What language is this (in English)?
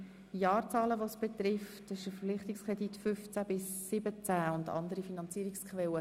Swiss German